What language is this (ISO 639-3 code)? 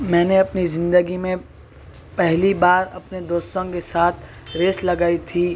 urd